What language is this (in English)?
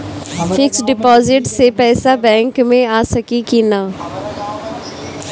Bhojpuri